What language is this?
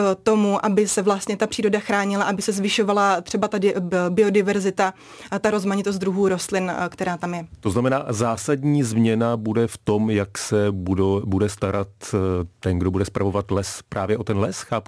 Czech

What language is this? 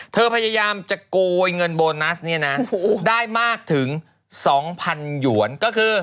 Thai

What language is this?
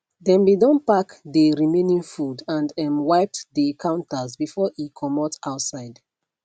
Nigerian Pidgin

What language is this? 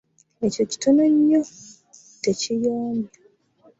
Ganda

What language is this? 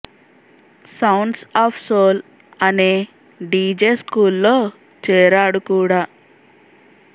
Telugu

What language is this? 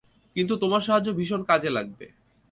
Bangla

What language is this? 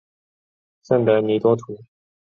Chinese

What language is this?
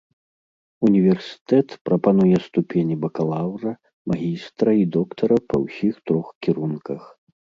Belarusian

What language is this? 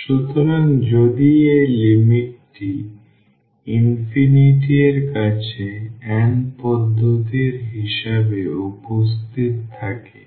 Bangla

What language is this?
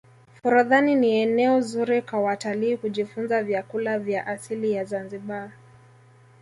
Swahili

